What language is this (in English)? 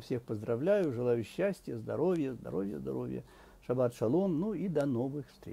Russian